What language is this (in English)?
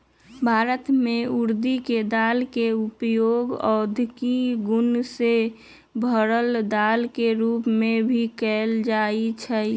Magahi